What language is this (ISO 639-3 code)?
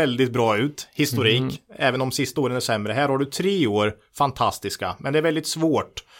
swe